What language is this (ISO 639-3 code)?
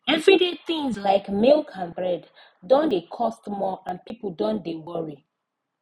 pcm